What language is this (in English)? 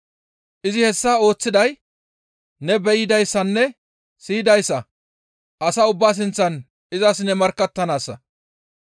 Gamo